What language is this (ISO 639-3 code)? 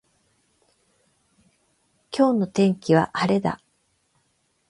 jpn